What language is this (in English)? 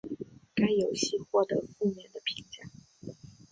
Chinese